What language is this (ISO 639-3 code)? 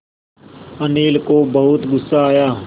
hin